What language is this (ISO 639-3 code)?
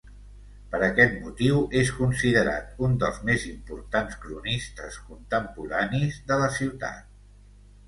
cat